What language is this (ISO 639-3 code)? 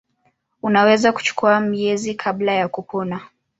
swa